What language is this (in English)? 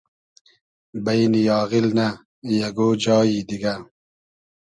Hazaragi